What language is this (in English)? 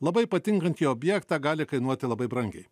Lithuanian